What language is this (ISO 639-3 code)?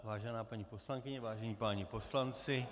ces